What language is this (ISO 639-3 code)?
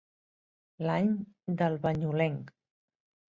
cat